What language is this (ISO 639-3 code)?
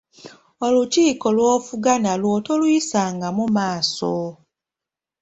lug